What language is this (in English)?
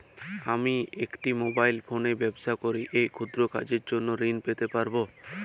Bangla